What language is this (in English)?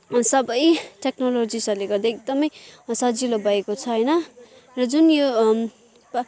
Nepali